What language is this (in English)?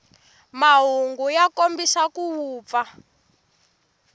Tsonga